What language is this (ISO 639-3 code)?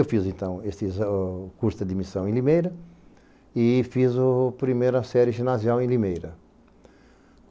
por